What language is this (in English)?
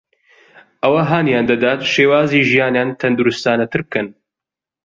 Central Kurdish